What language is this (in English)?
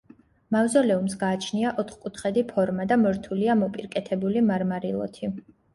Georgian